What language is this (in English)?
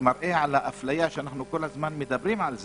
Hebrew